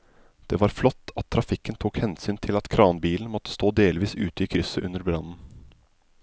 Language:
Norwegian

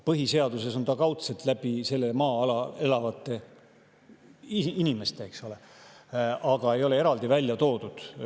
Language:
Estonian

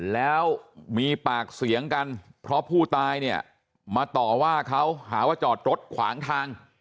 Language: Thai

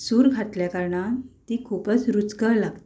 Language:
Konkani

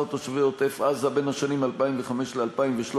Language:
Hebrew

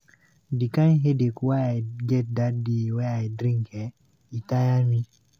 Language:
Nigerian Pidgin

